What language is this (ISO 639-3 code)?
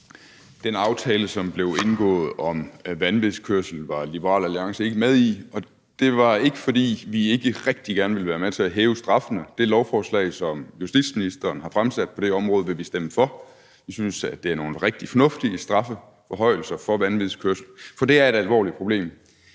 dan